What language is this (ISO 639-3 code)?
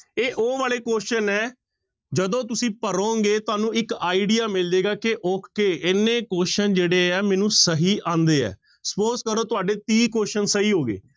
pan